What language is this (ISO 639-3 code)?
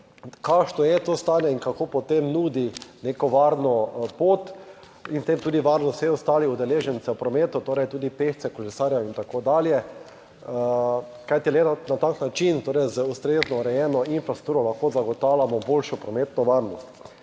slv